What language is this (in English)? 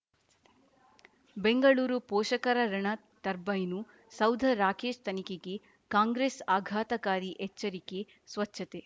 Kannada